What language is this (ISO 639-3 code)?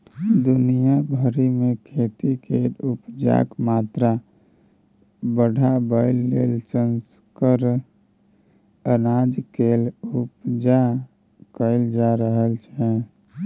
mai